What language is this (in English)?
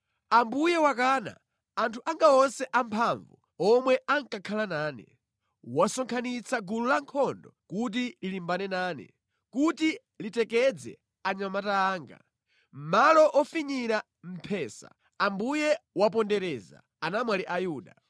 Nyanja